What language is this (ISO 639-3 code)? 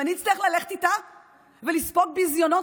heb